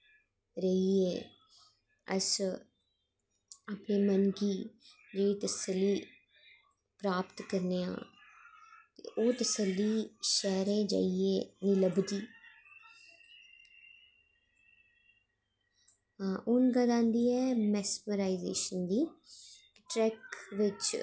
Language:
Dogri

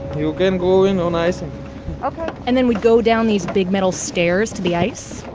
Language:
English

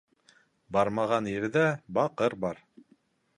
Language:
Bashkir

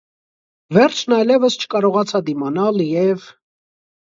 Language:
Armenian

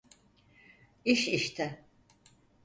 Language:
Turkish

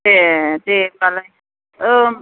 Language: Bodo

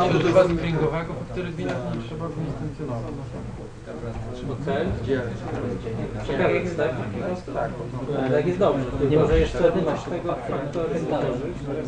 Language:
Polish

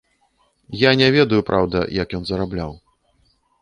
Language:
Belarusian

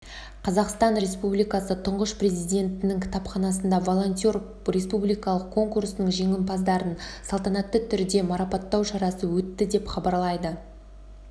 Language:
Kazakh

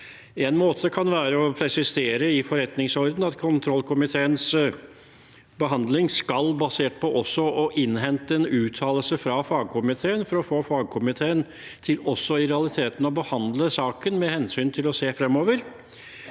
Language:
Norwegian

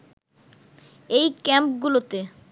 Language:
Bangla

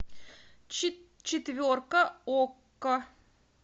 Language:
Russian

